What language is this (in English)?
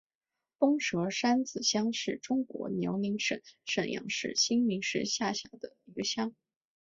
Chinese